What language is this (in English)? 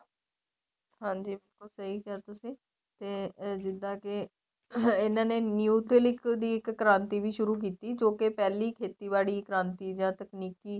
Punjabi